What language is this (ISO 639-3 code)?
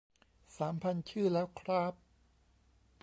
tha